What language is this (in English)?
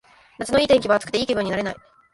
Japanese